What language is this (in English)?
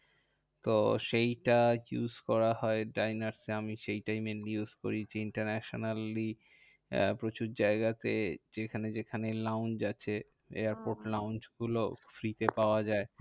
Bangla